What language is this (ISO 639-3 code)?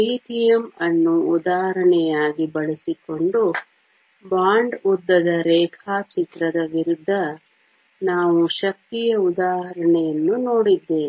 kan